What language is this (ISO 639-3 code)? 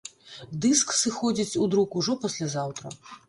bel